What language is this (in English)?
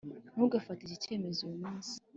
Kinyarwanda